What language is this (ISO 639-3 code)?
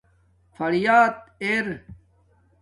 dmk